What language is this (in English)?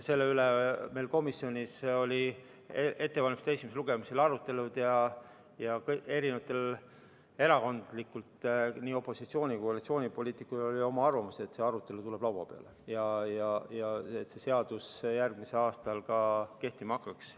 Estonian